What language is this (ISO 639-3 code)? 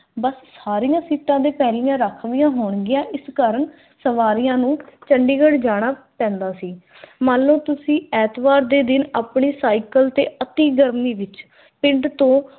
pan